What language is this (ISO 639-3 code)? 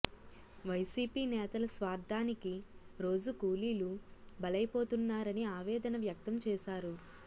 tel